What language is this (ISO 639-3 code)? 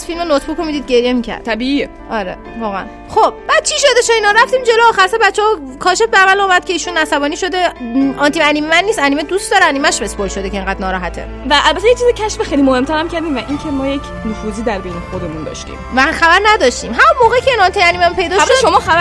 fas